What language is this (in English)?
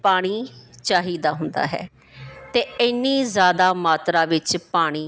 Punjabi